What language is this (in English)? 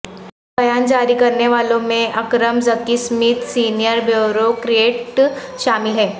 Urdu